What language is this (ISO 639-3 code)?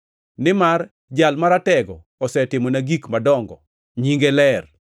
luo